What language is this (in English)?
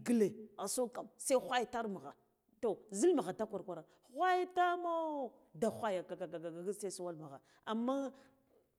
Guduf-Gava